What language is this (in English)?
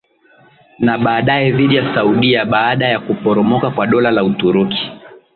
Swahili